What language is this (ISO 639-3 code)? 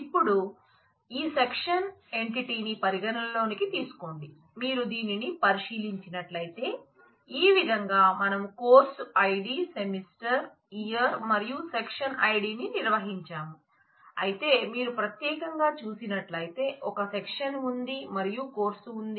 tel